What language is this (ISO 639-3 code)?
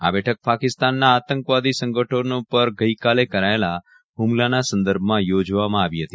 guj